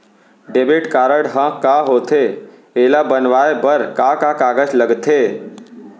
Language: Chhattisgarhi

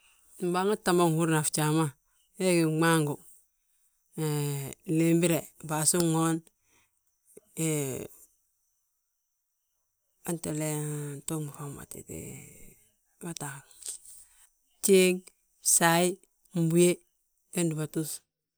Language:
Balanta-Ganja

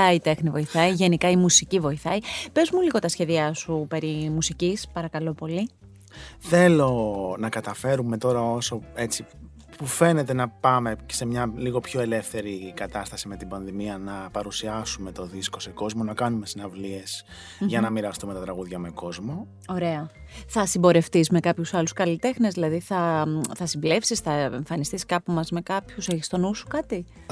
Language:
Greek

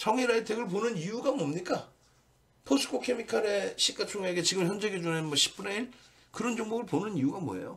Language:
Korean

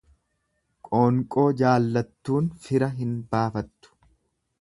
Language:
Oromo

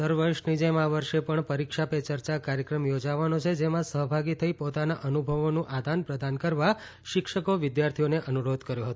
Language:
Gujarati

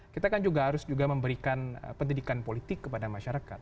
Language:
Indonesian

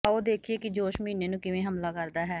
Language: Punjabi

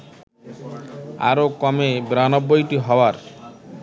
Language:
Bangla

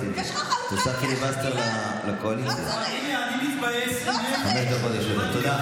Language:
Hebrew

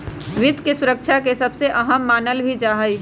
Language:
Magahi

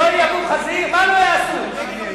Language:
Hebrew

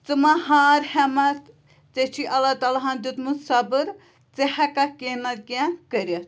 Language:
Kashmiri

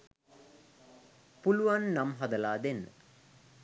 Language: Sinhala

